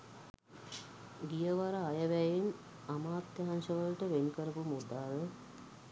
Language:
Sinhala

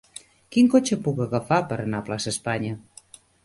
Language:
Catalan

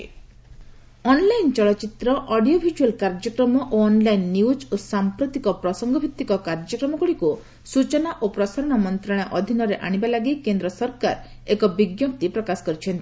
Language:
Odia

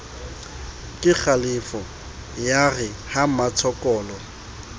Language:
Southern Sotho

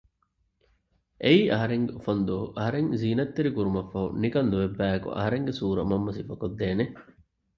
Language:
Divehi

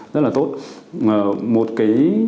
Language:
Vietnamese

